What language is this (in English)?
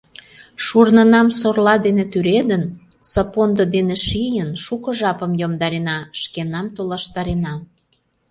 Mari